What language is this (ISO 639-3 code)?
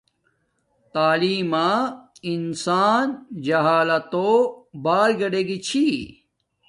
dmk